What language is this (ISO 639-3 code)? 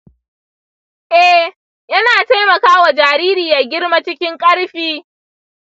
hau